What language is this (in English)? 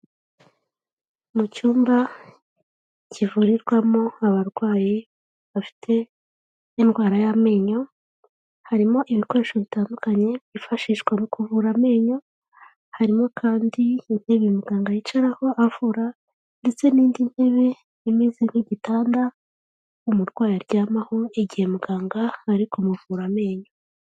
Kinyarwanda